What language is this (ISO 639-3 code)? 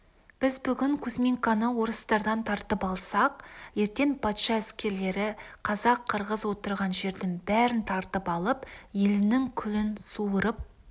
kaz